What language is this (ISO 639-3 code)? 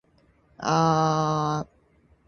jpn